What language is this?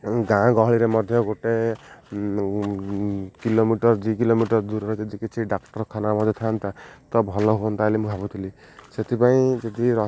Odia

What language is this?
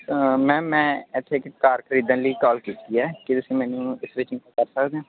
Punjabi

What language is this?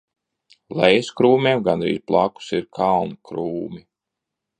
Latvian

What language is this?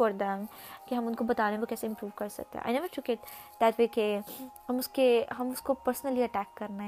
Urdu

